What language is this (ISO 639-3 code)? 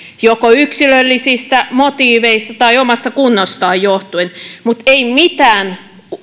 fin